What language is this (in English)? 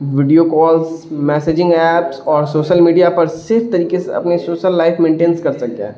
Urdu